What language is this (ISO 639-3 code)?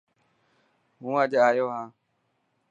mki